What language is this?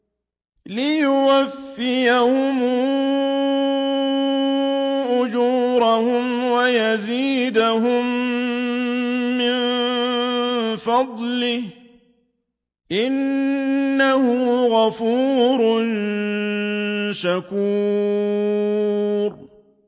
Arabic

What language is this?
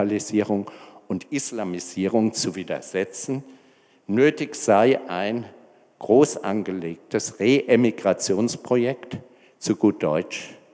German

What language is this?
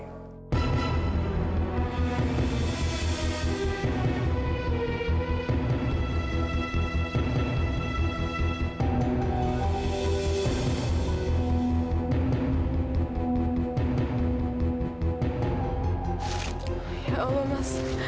Indonesian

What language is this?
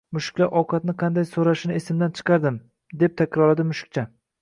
Uzbek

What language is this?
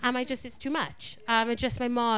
Welsh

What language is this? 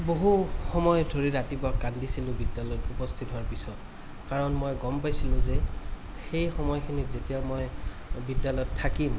Assamese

